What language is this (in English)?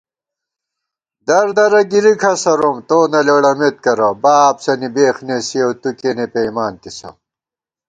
Gawar-Bati